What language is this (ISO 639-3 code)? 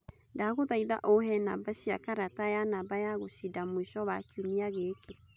kik